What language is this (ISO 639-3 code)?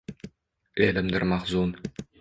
uzb